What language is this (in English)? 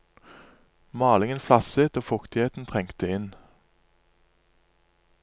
Norwegian